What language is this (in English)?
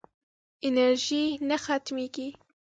Pashto